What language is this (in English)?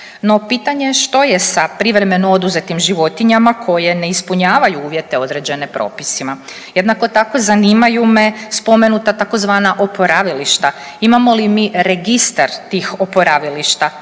Croatian